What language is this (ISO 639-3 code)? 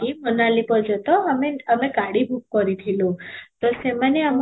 ori